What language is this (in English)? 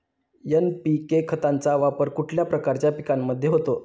Marathi